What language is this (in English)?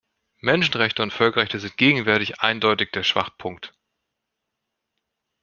German